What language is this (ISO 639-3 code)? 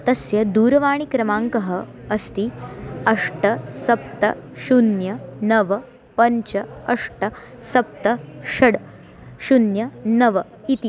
san